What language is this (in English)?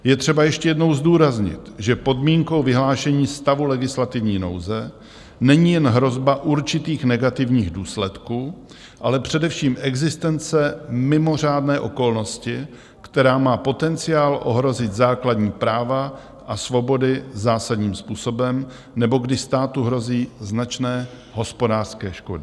Czech